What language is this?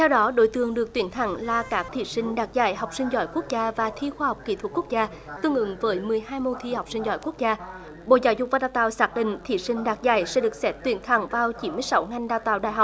Vietnamese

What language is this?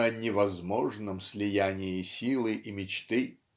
Russian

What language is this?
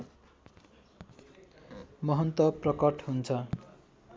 Nepali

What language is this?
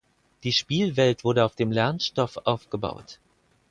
German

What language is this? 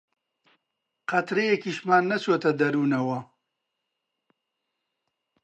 Central Kurdish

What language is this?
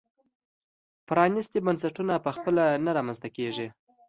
Pashto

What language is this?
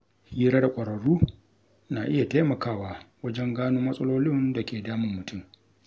Hausa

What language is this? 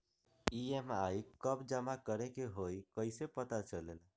Magahi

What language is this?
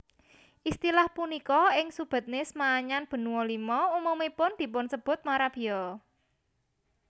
Javanese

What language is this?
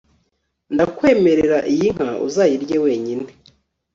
Kinyarwanda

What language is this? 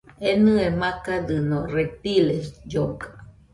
Nüpode Huitoto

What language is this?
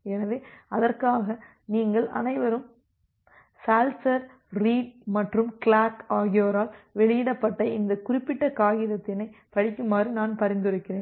Tamil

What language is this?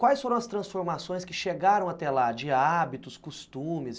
Portuguese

